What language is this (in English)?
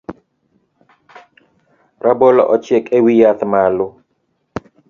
Luo (Kenya and Tanzania)